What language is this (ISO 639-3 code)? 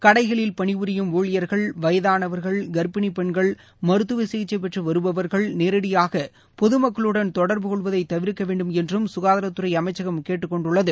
tam